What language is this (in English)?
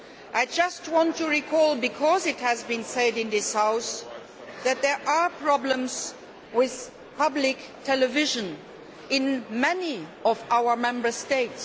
English